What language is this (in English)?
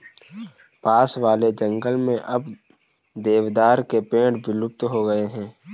Hindi